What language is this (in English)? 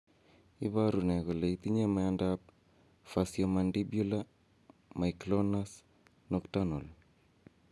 Kalenjin